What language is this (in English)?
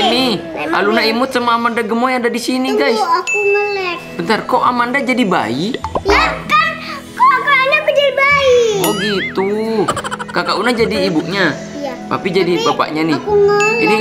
Indonesian